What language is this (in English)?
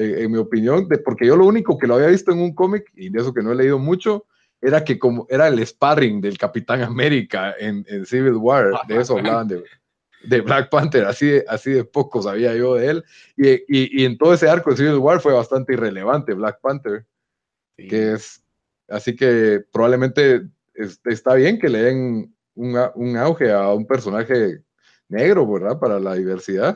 Spanish